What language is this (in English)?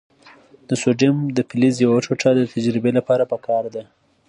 Pashto